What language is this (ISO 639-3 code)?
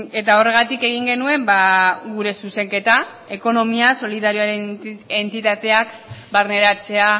eus